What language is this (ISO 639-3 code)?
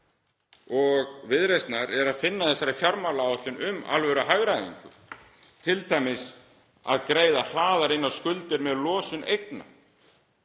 isl